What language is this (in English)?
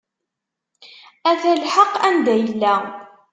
Kabyle